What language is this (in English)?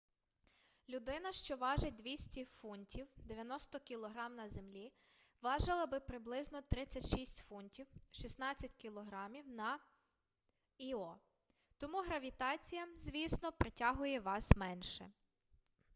Ukrainian